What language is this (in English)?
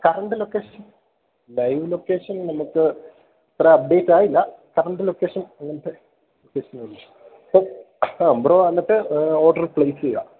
Malayalam